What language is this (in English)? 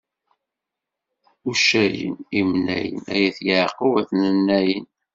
Kabyle